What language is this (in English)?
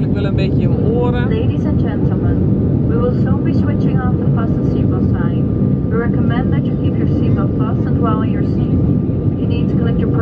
Dutch